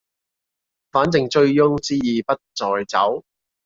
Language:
Cantonese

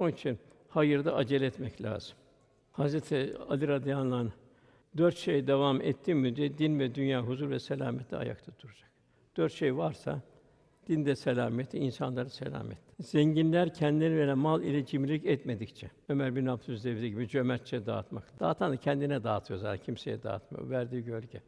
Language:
Turkish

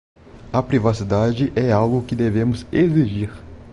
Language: Portuguese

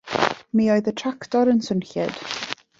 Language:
Welsh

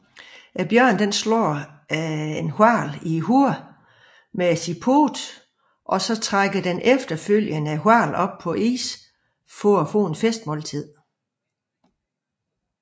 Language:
Danish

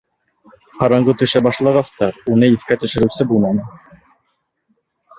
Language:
Bashkir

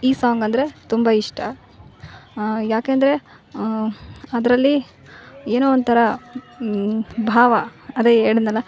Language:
Kannada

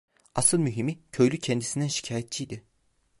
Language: Turkish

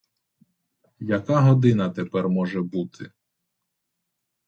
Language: Ukrainian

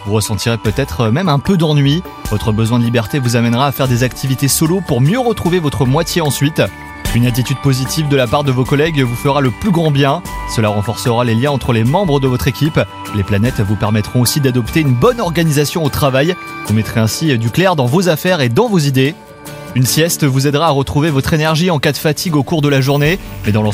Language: French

